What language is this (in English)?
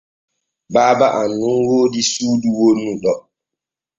Borgu Fulfulde